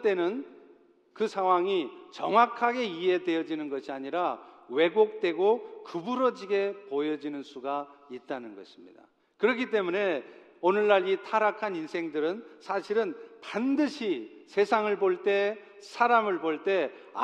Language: Korean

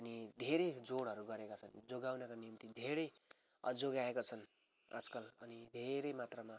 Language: Nepali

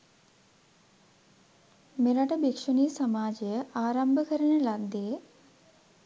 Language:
Sinhala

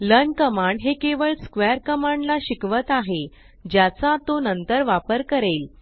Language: Marathi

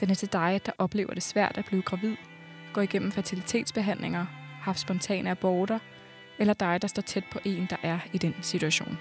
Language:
Danish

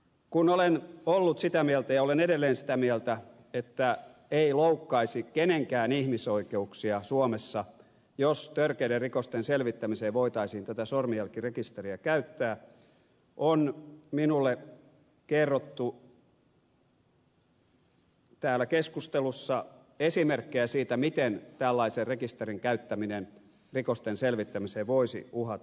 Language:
Finnish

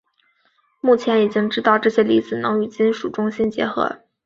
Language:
Chinese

